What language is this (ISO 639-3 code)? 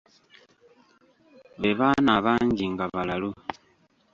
lug